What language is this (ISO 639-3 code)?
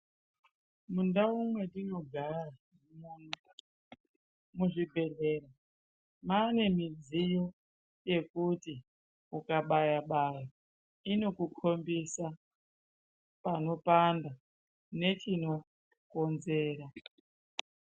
ndc